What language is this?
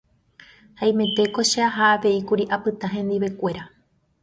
Guarani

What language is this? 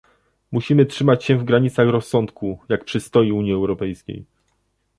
Polish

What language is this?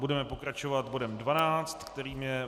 Czech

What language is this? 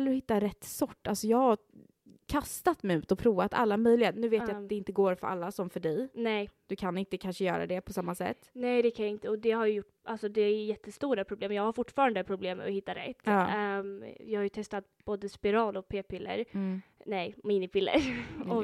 Swedish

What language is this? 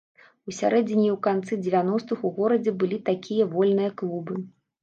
Belarusian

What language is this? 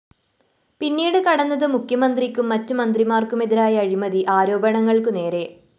Malayalam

